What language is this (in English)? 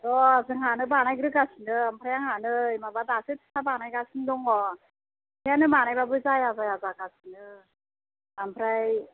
Bodo